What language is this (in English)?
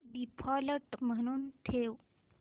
Marathi